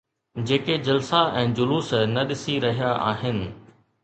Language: Sindhi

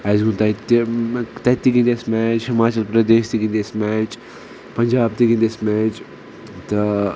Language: Kashmiri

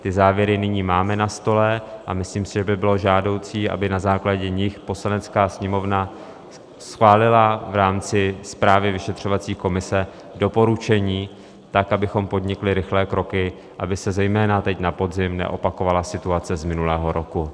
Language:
Czech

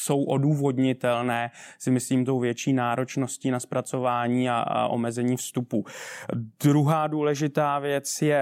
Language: Czech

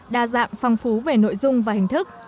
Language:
Vietnamese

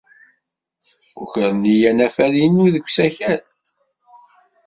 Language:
Kabyle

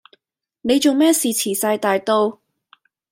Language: Cantonese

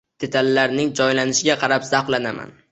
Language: Uzbek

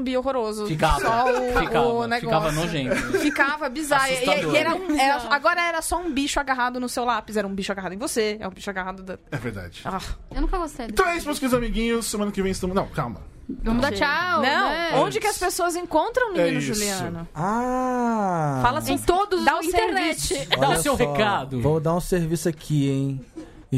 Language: Portuguese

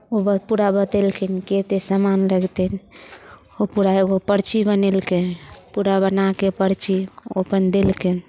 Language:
Maithili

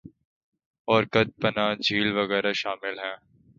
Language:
Urdu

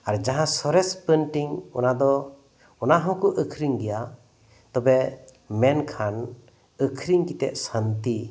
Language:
Santali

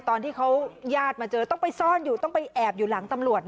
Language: Thai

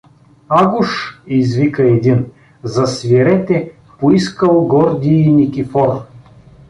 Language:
Bulgarian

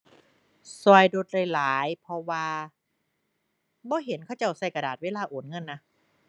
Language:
Thai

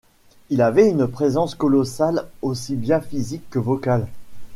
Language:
French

